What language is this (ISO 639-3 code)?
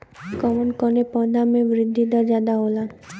bho